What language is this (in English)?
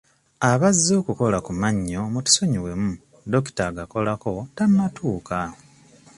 Ganda